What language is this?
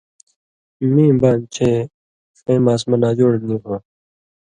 Indus Kohistani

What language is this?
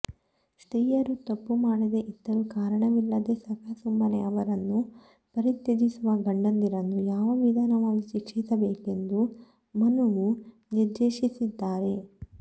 Kannada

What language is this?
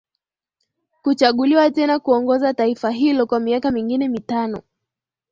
Swahili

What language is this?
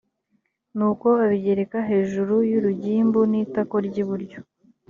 Kinyarwanda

